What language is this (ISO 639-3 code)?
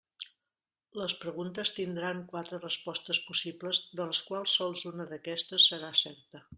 cat